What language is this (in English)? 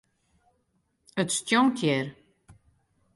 Western Frisian